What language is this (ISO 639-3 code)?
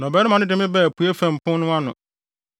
aka